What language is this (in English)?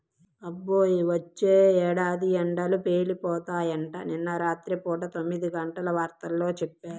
Telugu